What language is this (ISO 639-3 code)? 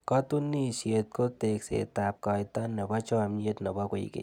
kln